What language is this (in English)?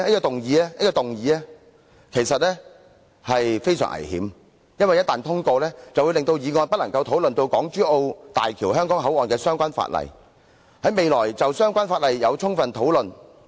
Cantonese